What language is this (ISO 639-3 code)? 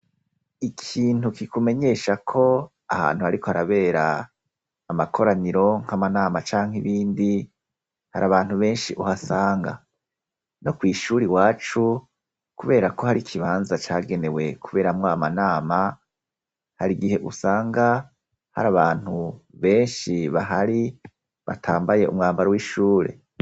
run